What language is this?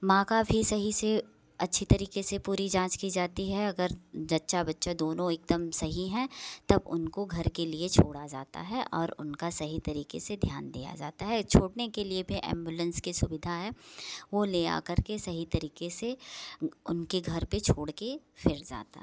Hindi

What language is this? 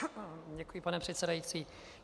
Czech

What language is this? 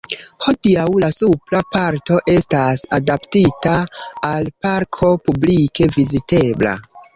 Esperanto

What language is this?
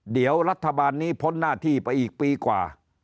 Thai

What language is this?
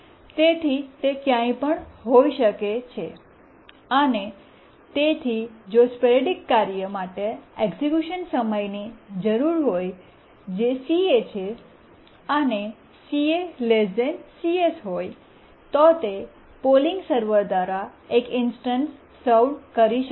Gujarati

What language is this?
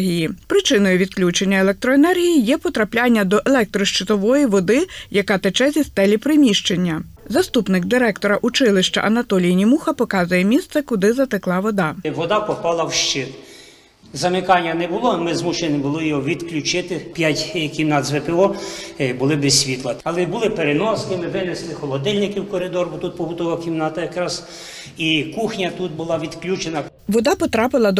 Ukrainian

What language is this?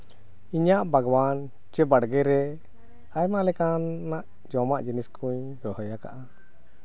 Santali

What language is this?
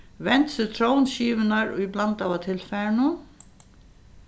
Faroese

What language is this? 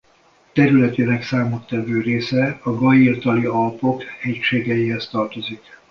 Hungarian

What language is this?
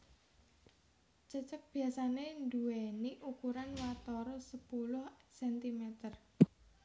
Javanese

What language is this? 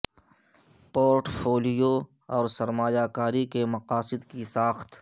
Urdu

